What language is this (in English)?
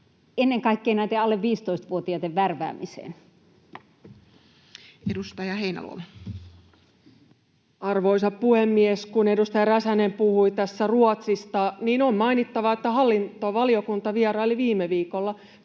Finnish